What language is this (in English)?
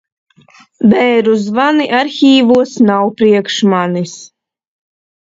Latvian